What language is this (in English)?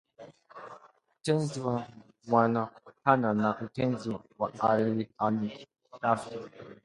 Swahili